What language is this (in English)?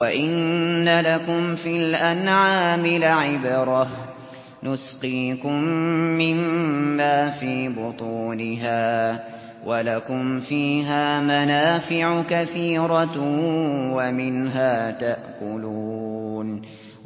Arabic